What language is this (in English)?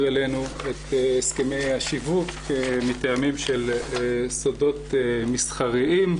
Hebrew